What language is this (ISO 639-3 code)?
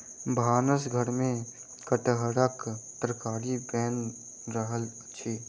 mai